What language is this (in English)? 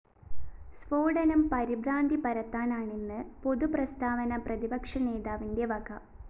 Malayalam